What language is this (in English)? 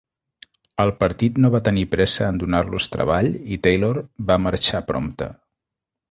Catalan